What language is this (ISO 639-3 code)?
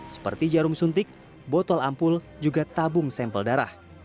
ind